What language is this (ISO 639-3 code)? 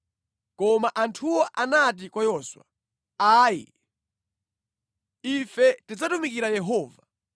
nya